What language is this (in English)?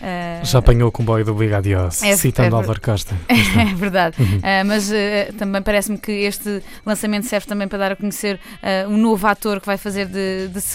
Portuguese